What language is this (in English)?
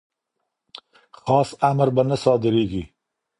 Pashto